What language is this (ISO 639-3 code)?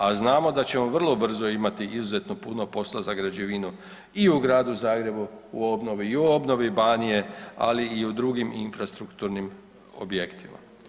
hrv